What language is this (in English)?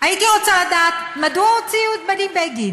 Hebrew